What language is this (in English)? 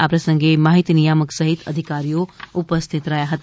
Gujarati